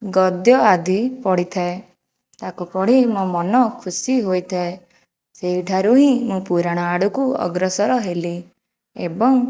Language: Odia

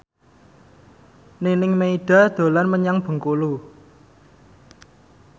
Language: Javanese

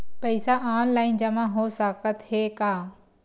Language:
Chhattisgarhi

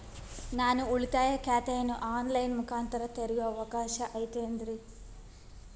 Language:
Kannada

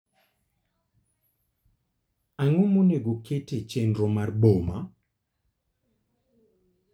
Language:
Luo (Kenya and Tanzania)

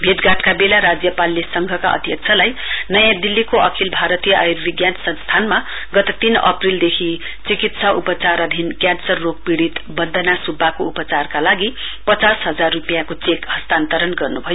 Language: Nepali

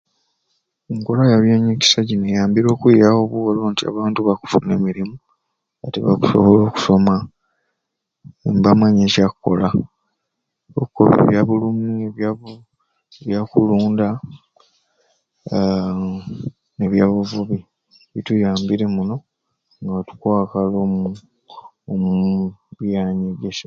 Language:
Ruuli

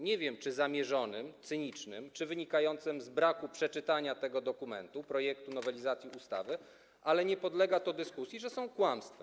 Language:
Polish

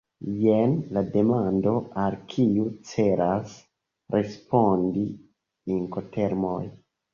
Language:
Esperanto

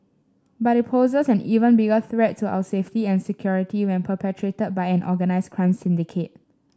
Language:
English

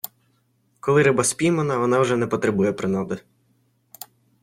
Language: Ukrainian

